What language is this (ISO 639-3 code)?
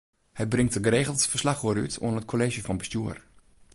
fry